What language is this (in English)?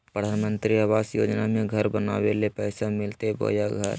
Magahi